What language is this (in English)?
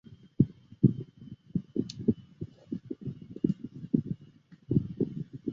Chinese